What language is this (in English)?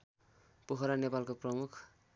Nepali